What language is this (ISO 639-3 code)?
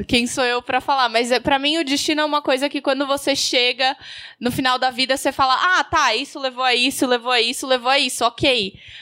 por